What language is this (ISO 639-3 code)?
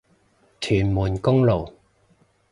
yue